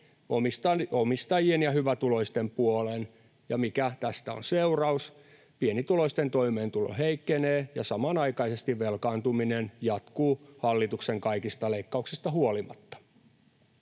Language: Finnish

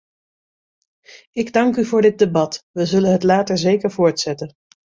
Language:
Dutch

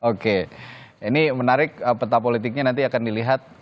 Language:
Indonesian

